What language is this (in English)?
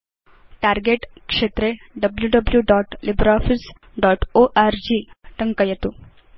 Sanskrit